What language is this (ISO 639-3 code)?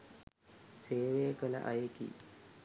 sin